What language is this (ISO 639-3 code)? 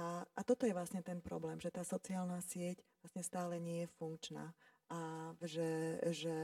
slk